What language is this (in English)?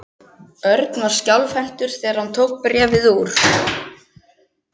Icelandic